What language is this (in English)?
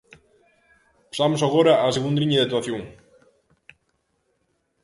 Galician